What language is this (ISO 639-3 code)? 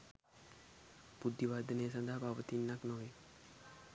sin